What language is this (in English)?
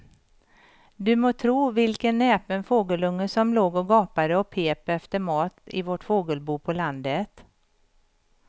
Swedish